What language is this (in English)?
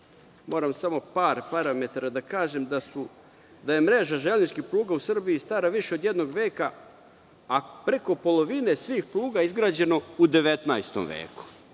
Serbian